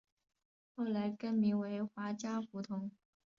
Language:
Chinese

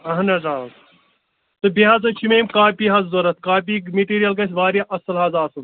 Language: Kashmiri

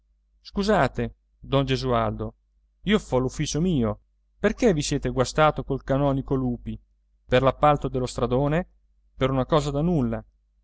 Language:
Italian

